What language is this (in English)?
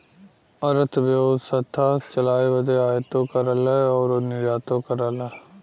Bhojpuri